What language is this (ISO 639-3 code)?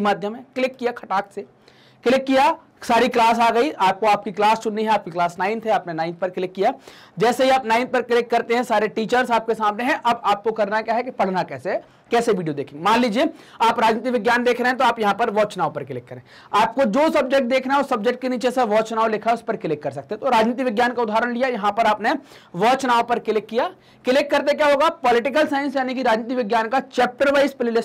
hin